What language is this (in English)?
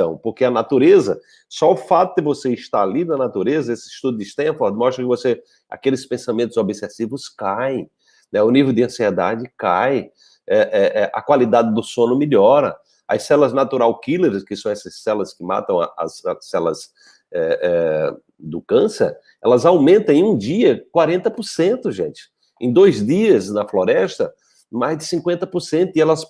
Portuguese